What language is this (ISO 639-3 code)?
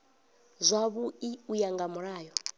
ven